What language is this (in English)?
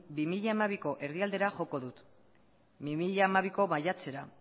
Basque